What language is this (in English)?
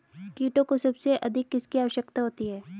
Hindi